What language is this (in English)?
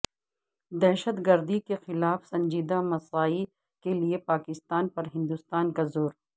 Urdu